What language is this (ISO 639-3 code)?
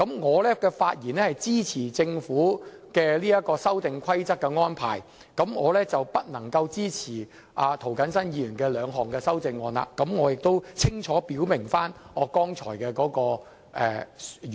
yue